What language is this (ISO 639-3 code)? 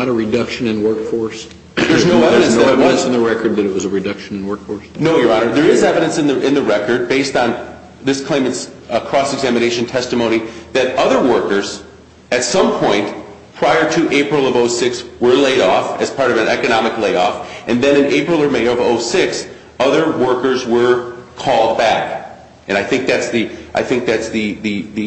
eng